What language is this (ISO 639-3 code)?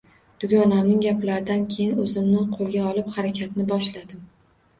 uzb